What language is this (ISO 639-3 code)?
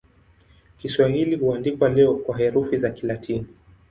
swa